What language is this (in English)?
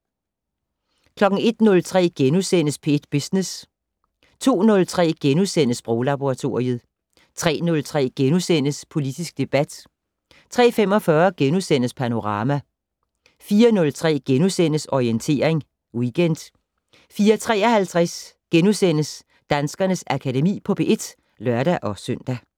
Danish